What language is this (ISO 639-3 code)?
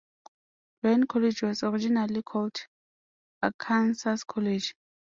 eng